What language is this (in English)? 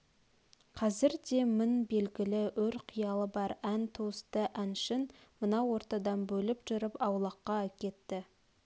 Kazakh